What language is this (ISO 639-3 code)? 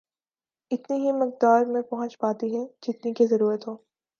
urd